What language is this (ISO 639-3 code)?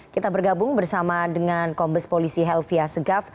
ind